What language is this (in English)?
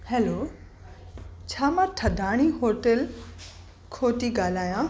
Sindhi